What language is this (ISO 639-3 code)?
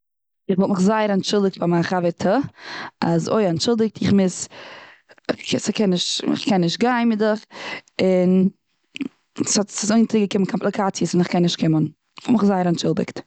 yid